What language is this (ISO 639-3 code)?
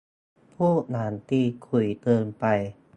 tha